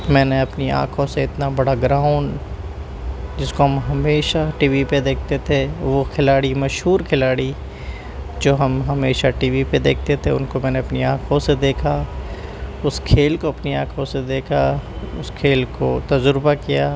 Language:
Urdu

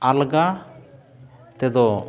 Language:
Santali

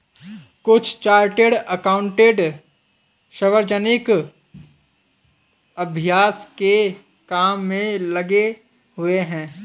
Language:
Hindi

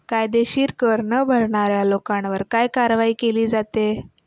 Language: Marathi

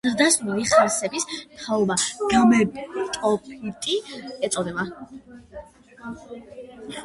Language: Georgian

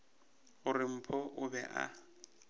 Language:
Northern Sotho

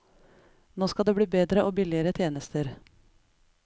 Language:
Norwegian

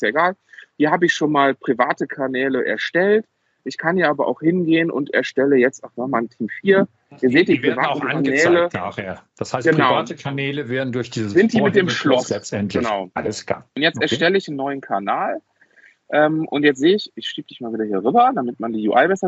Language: German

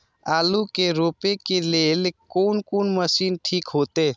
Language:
Maithili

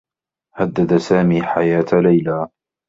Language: Arabic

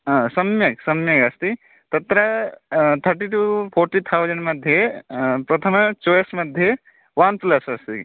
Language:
Sanskrit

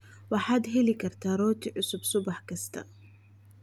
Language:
Somali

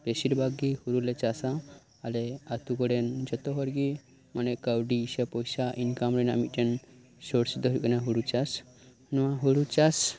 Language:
Santali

